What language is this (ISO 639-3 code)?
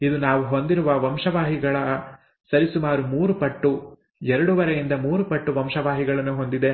kan